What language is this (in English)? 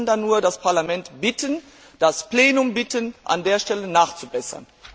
German